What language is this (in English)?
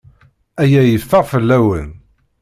Kabyle